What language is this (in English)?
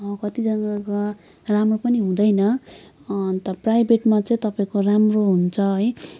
Nepali